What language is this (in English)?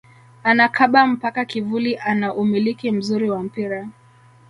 Swahili